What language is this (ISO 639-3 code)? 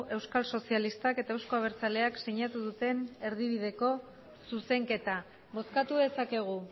eus